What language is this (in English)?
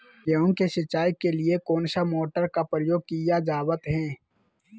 Magahi